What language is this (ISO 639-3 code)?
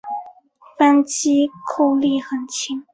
zho